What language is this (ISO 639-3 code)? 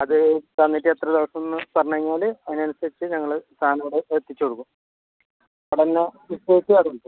mal